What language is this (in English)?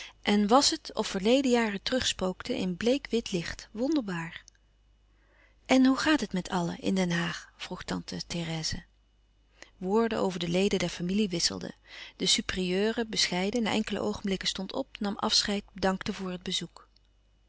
Dutch